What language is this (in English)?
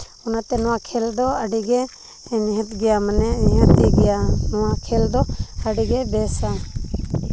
Santali